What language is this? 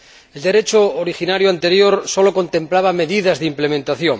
Spanish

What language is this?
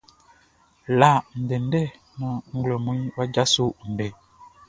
Baoulé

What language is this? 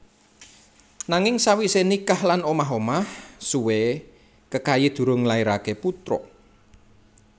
Javanese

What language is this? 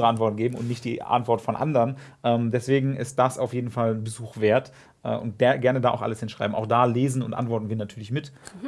German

